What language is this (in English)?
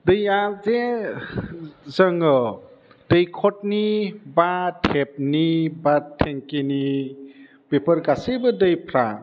Bodo